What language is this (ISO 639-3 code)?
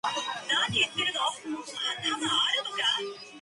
zho